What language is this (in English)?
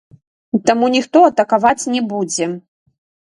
Belarusian